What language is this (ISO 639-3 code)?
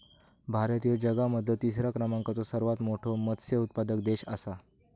mar